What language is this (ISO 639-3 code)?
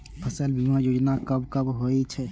mai